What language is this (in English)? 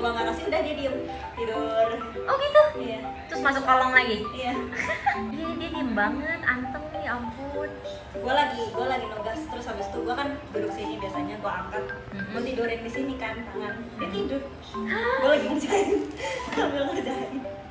Indonesian